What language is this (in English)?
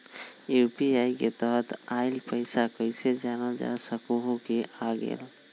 Magahi